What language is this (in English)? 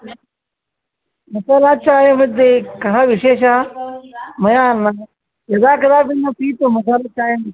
Sanskrit